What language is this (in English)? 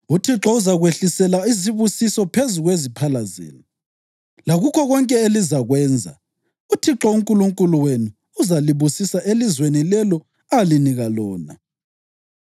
North Ndebele